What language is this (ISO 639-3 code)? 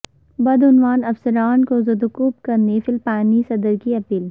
urd